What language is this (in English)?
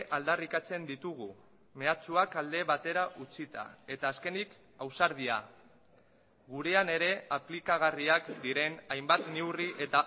Basque